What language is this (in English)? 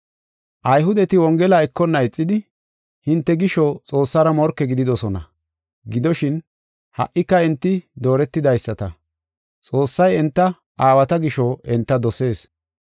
Gofa